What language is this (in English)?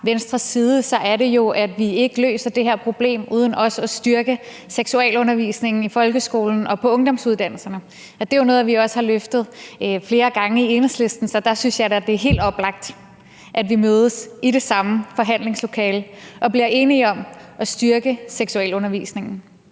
Danish